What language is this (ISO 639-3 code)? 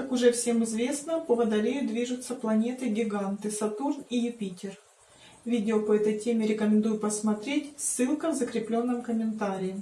rus